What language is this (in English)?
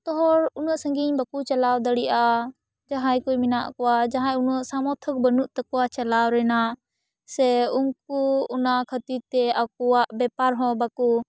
Santali